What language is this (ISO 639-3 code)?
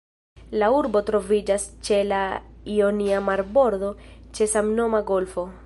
epo